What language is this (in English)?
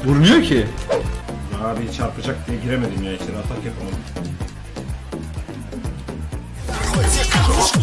Turkish